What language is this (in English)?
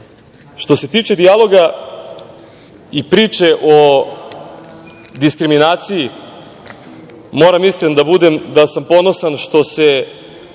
Serbian